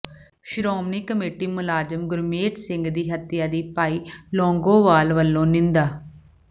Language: Punjabi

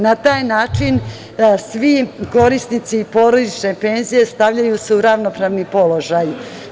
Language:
Serbian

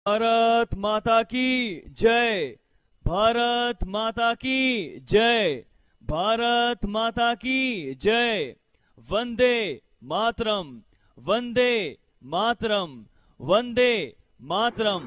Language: Hindi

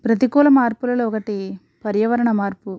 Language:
Telugu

